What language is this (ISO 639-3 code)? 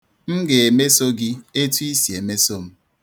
ibo